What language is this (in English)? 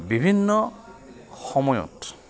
Assamese